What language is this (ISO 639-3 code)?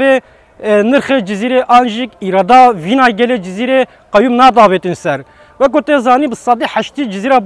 tur